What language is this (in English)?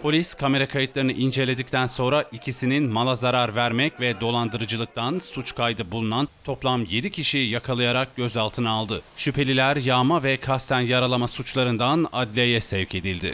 Turkish